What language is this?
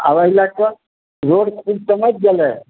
Maithili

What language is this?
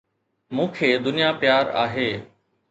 Sindhi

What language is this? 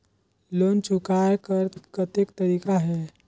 Chhattisgarhi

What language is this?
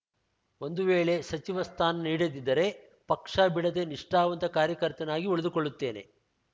Kannada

